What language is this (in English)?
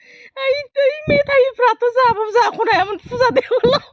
Bodo